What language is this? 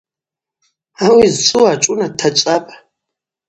Abaza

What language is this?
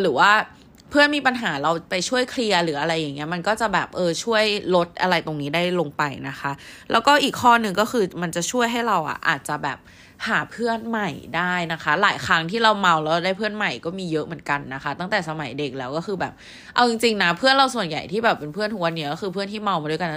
Thai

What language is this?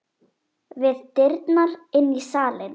Icelandic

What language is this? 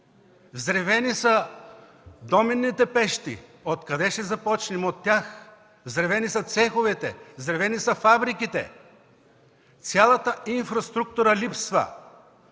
Bulgarian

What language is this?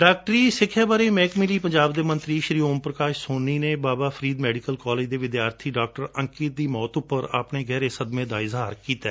Punjabi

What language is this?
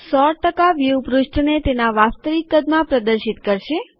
Gujarati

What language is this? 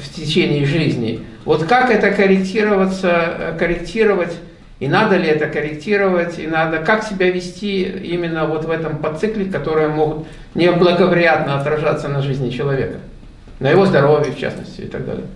Russian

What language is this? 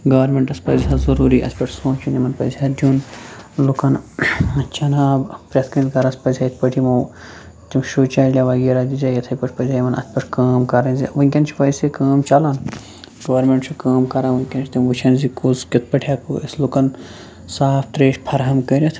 Kashmiri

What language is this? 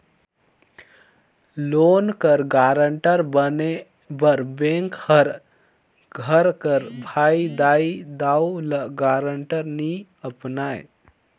Chhattisgarhi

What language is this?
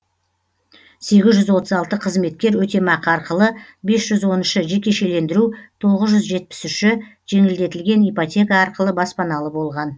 Kazakh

